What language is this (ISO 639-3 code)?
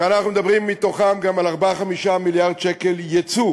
heb